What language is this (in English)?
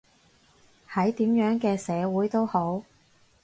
Cantonese